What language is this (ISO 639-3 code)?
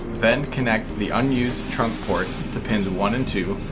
eng